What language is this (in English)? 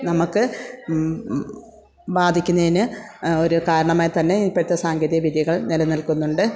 Malayalam